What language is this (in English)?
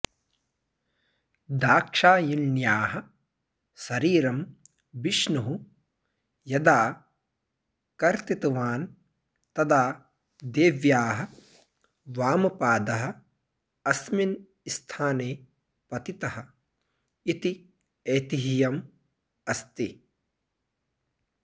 Sanskrit